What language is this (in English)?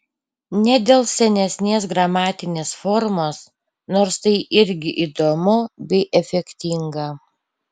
Lithuanian